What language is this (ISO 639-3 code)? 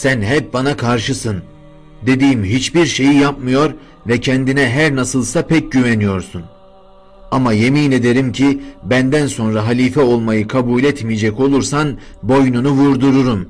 tur